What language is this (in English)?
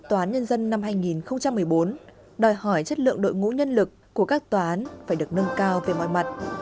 Vietnamese